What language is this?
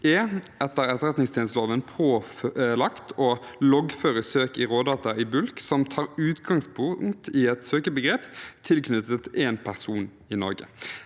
Norwegian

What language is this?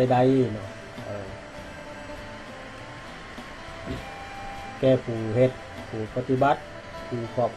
Thai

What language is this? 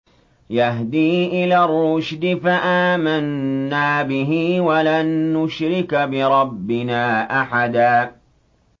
Arabic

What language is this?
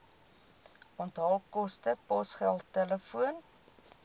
Afrikaans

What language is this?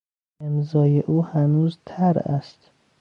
Persian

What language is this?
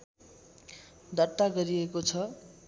Nepali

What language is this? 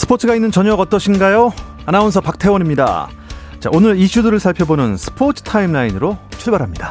Korean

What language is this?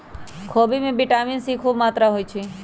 Magahi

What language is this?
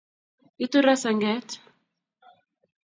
Kalenjin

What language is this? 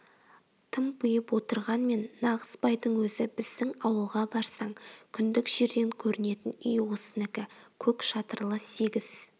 Kazakh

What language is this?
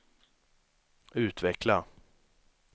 Swedish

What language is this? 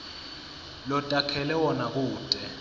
Swati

